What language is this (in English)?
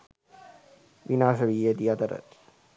Sinhala